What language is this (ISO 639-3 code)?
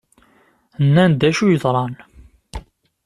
kab